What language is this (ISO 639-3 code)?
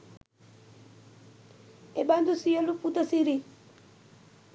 sin